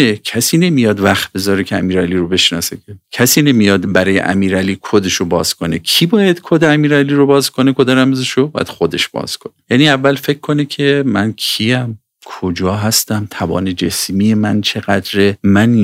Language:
Persian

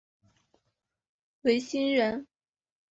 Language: Chinese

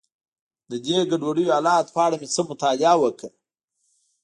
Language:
Pashto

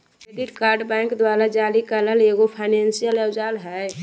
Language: Magahi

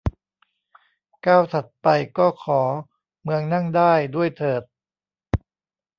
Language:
Thai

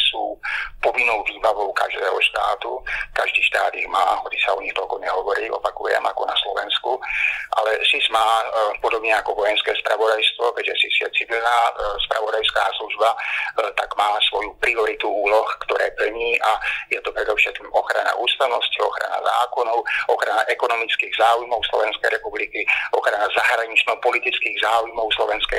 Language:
Slovak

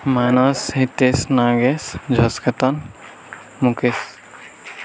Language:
Odia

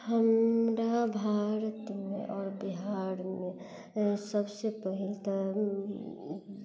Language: Maithili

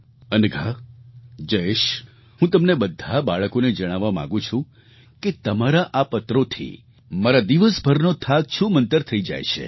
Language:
Gujarati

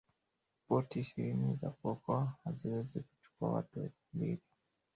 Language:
Swahili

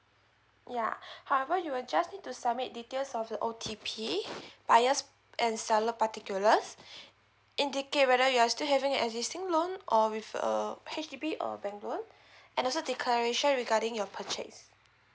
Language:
English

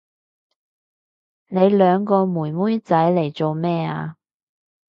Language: Cantonese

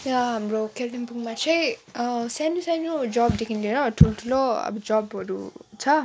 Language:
Nepali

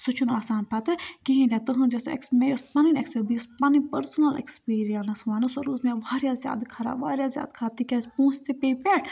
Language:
Kashmiri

